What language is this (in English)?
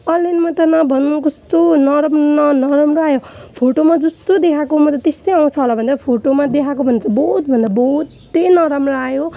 Nepali